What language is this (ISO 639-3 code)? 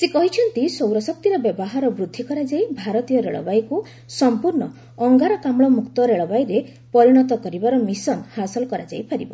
ori